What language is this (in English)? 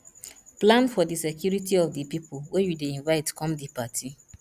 Nigerian Pidgin